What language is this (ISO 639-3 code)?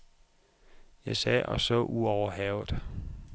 dan